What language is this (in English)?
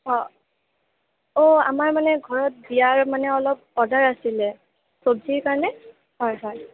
Assamese